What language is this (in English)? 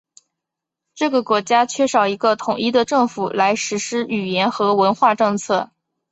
Chinese